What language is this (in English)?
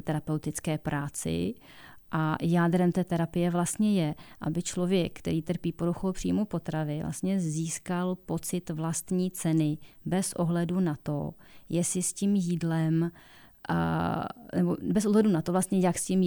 Czech